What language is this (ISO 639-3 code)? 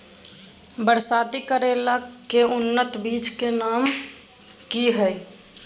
mag